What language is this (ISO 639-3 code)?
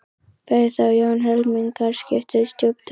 isl